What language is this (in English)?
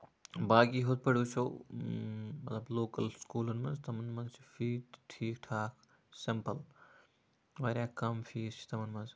Kashmiri